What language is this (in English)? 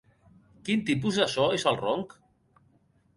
Catalan